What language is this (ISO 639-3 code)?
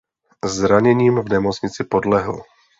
ces